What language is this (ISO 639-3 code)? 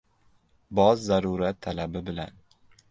uzb